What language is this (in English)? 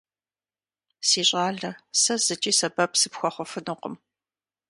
Kabardian